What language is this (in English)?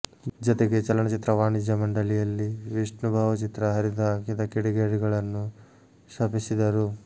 Kannada